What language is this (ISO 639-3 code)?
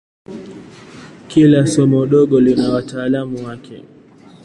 swa